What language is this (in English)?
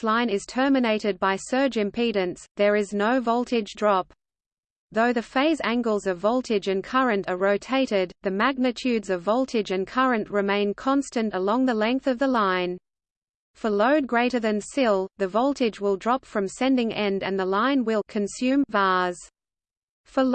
English